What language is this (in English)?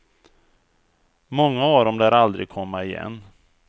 Swedish